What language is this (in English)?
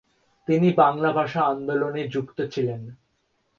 Bangla